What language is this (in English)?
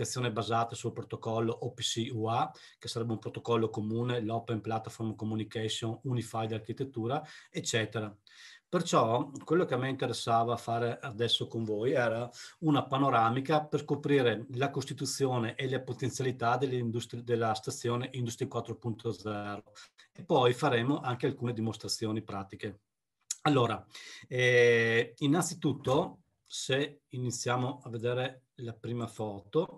Italian